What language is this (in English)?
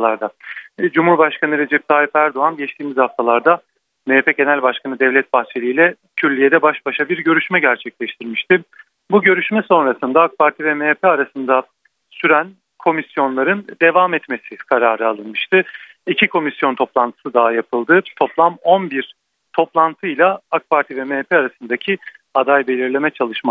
Turkish